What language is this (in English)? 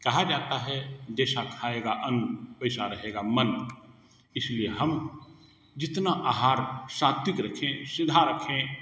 Hindi